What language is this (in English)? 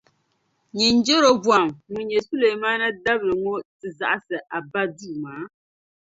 Dagbani